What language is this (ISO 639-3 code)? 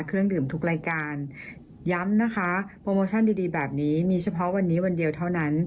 tha